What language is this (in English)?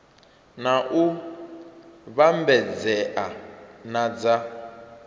Venda